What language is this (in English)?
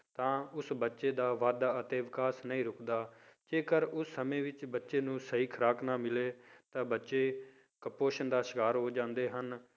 Punjabi